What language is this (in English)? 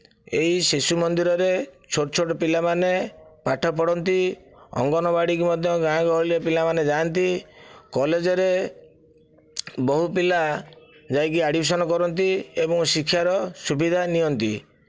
Odia